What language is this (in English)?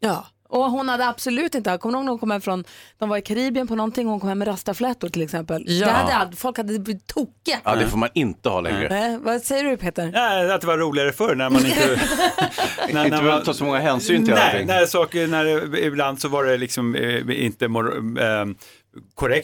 Swedish